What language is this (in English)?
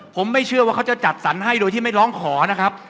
Thai